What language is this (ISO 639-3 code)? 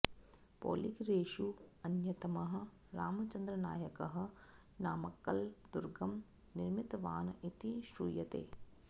san